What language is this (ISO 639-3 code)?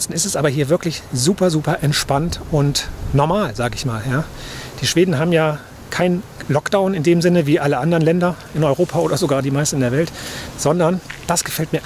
deu